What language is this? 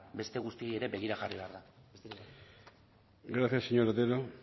Basque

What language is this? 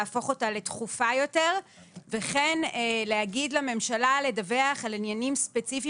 Hebrew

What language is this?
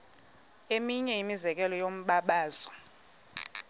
Xhosa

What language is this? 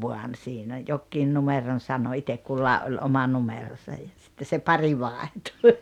Finnish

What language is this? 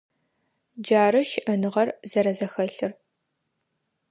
Adyghe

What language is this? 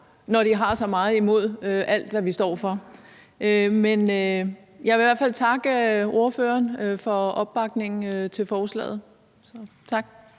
Danish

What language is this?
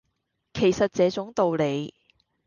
Cantonese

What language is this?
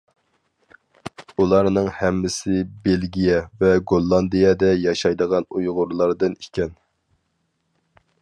Uyghur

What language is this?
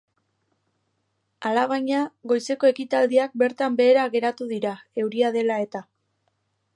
Basque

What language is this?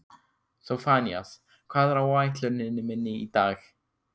Icelandic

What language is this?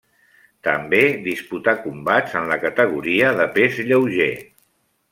Catalan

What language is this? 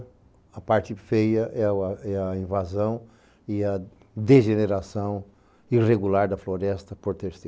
Portuguese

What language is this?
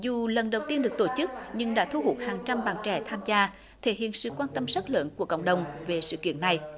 Vietnamese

